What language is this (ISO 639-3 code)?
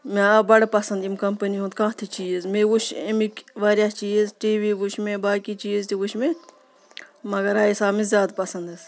kas